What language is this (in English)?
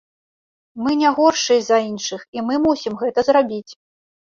Belarusian